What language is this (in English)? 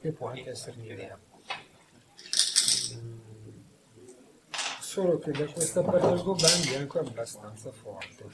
Italian